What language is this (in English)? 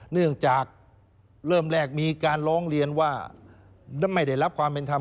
Thai